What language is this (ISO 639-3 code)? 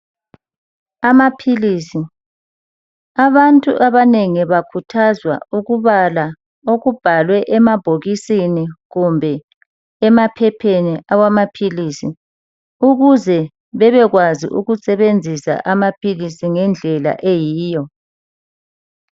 nde